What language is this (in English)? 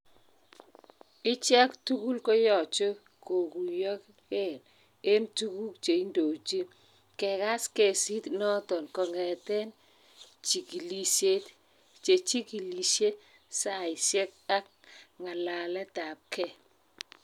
Kalenjin